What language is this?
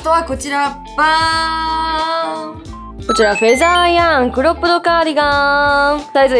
Japanese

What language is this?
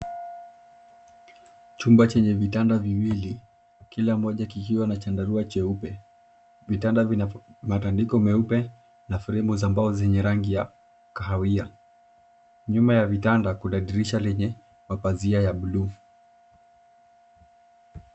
Swahili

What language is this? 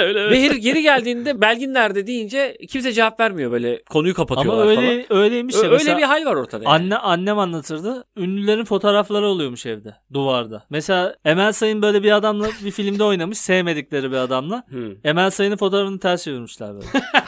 Turkish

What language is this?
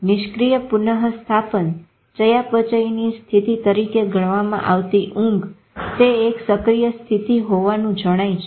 Gujarati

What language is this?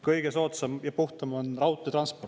Estonian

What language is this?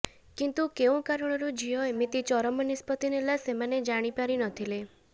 Odia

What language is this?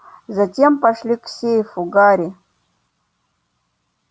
Russian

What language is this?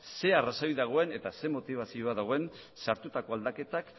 Basque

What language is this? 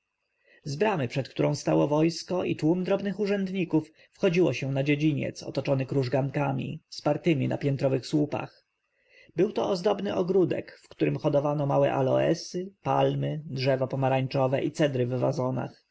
Polish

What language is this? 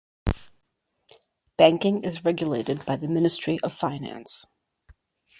English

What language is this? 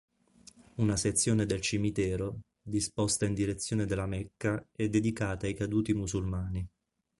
Italian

